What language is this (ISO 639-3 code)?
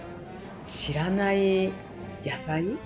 jpn